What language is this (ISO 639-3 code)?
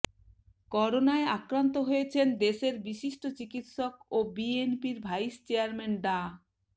ben